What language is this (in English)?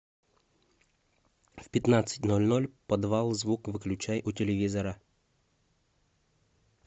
Russian